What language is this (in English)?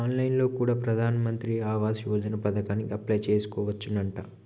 Telugu